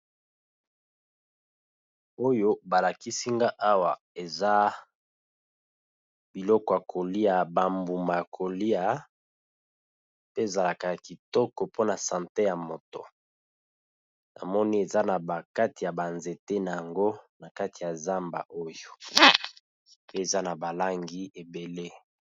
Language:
Lingala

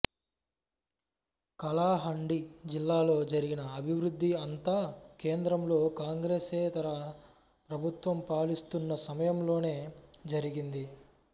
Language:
Telugu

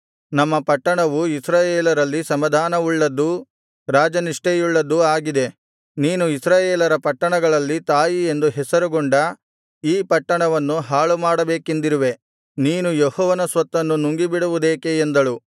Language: Kannada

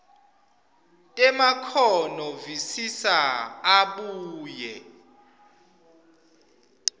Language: Swati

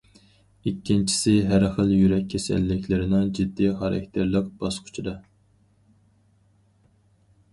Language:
Uyghur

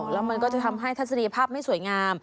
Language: Thai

